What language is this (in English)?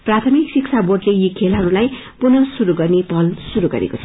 Nepali